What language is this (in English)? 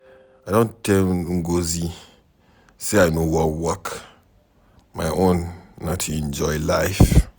Nigerian Pidgin